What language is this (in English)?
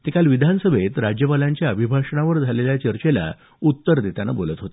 Marathi